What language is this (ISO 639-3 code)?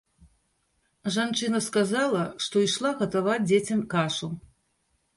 bel